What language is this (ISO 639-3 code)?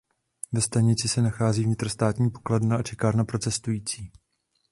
ces